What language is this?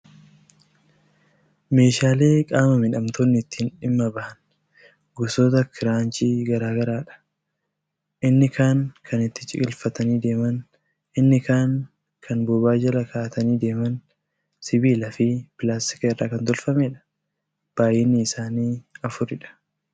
Oromo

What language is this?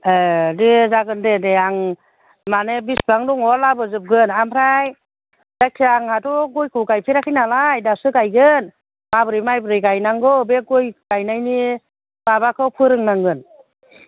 Bodo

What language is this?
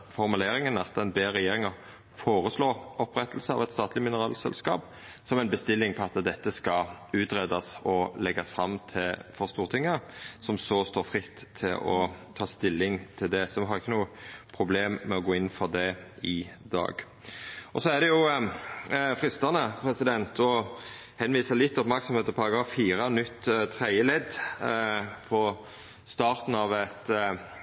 Norwegian Nynorsk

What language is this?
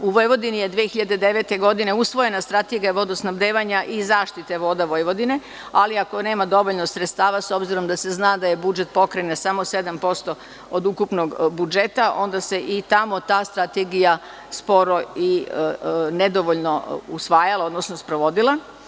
Serbian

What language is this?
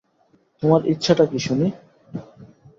Bangla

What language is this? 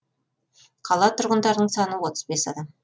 Kazakh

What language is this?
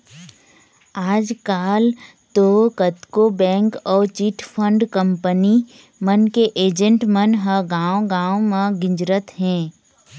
Chhattisgarhi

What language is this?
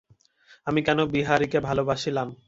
Bangla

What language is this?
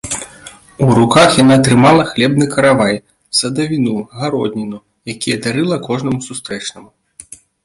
Belarusian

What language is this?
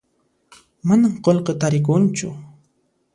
Puno Quechua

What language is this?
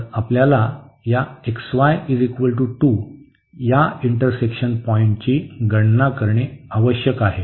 Marathi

